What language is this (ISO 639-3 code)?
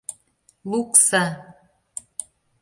chm